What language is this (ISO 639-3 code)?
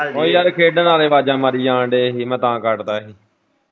pan